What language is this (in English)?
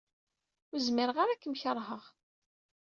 Kabyle